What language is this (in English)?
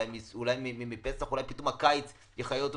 Hebrew